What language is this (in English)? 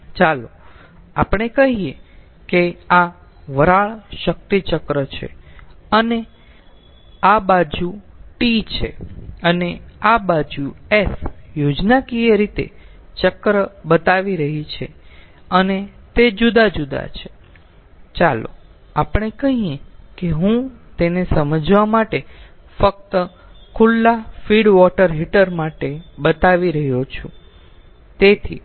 Gujarati